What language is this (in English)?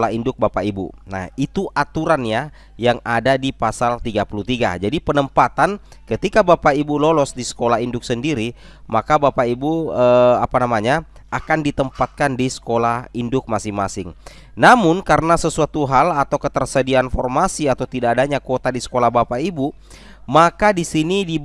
Indonesian